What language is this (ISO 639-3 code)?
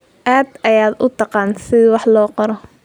som